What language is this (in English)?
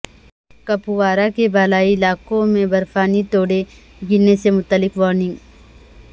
Urdu